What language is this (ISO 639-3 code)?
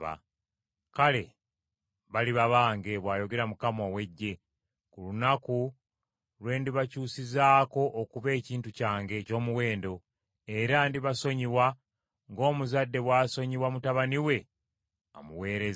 lug